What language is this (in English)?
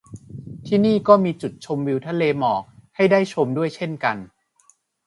Thai